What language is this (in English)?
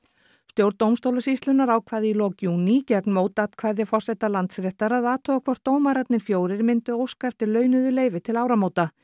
Icelandic